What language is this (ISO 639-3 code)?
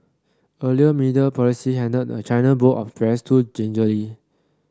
eng